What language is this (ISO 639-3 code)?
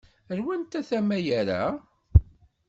kab